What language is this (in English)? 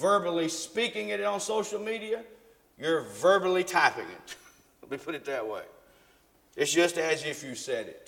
English